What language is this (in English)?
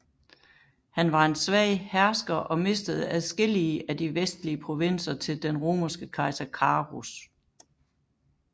Danish